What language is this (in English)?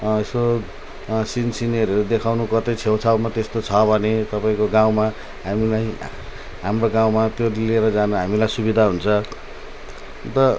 Nepali